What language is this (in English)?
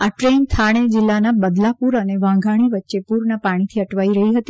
Gujarati